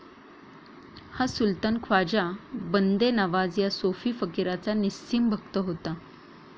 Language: Marathi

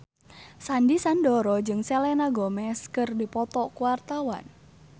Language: Sundanese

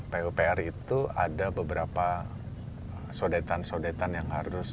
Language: Indonesian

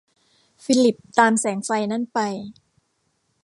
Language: Thai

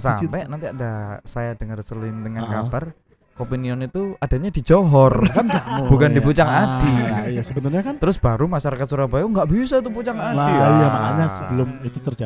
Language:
Indonesian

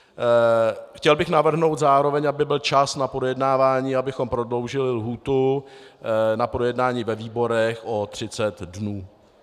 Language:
Czech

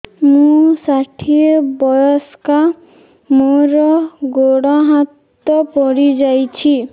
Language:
Odia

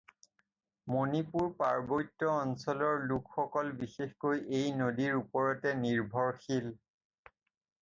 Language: Assamese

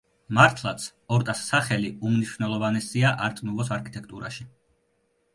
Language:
Georgian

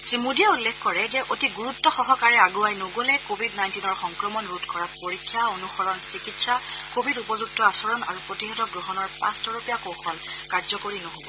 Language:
Assamese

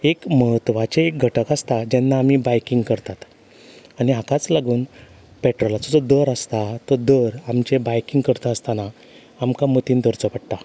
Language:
Konkani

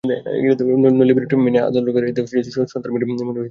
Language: Bangla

